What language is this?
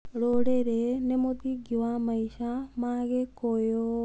Kikuyu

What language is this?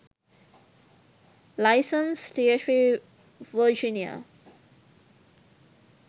Sinhala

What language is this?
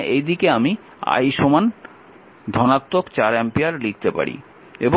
Bangla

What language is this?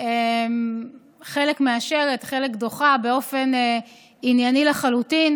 Hebrew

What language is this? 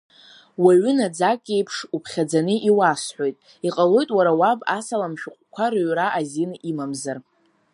Abkhazian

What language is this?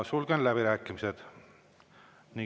Estonian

